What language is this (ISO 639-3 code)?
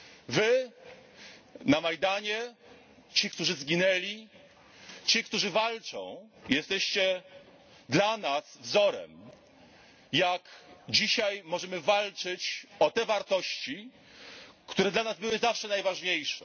pol